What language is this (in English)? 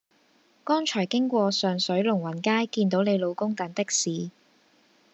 Cantonese